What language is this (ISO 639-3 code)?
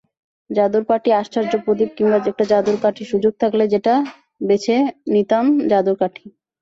ben